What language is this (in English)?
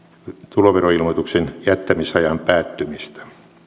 Finnish